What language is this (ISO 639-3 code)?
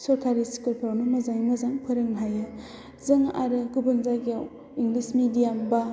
brx